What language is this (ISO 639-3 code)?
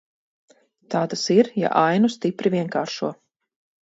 lav